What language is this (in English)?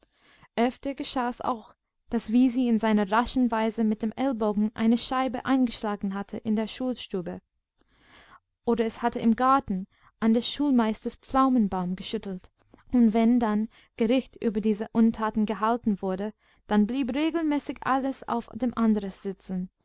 German